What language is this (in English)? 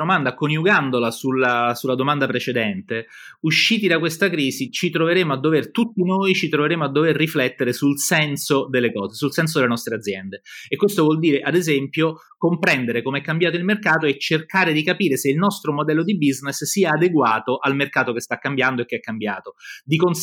Italian